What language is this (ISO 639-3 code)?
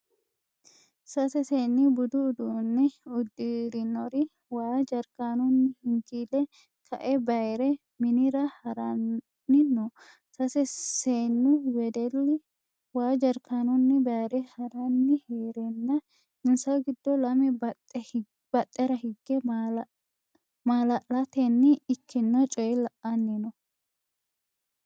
sid